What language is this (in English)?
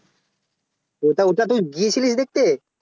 Bangla